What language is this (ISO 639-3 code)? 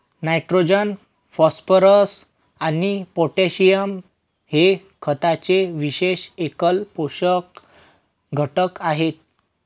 mar